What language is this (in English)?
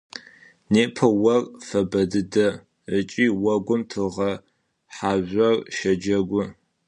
Adyghe